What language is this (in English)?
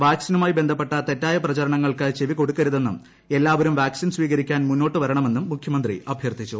Malayalam